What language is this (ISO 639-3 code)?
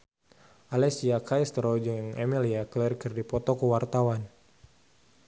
sun